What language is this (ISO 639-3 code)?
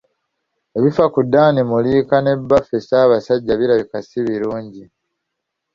lug